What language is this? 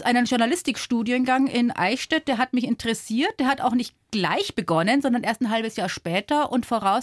German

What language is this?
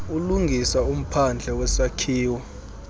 Xhosa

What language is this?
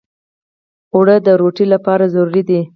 Pashto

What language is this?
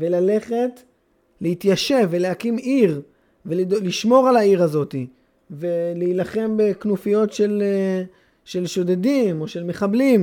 Hebrew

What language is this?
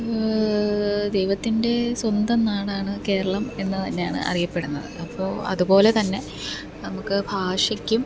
Malayalam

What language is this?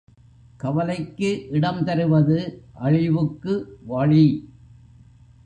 Tamil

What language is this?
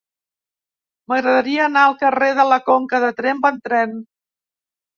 Catalan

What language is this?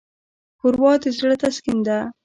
Pashto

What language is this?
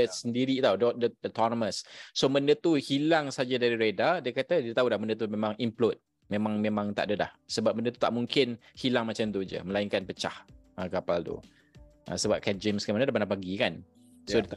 Malay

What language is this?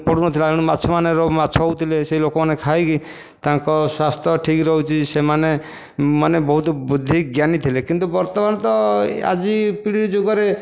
Odia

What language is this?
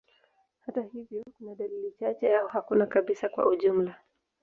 Swahili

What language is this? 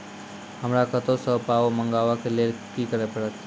Maithili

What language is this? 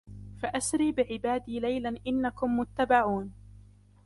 Arabic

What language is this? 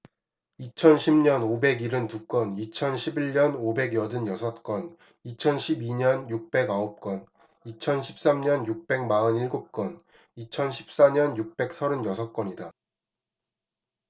Korean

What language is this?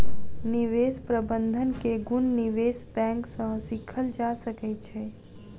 Maithili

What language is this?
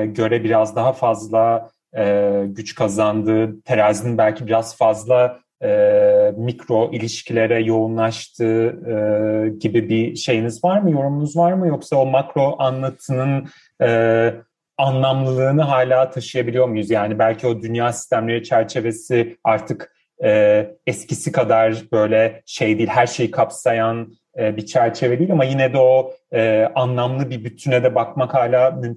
Turkish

